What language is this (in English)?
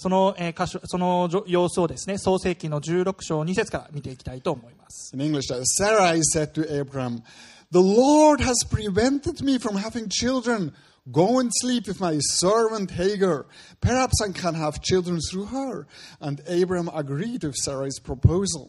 Japanese